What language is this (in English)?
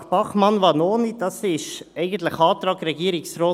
Swiss German